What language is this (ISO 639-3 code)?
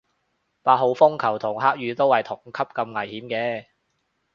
yue